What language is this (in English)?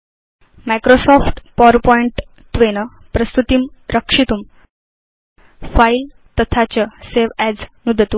Sanskrit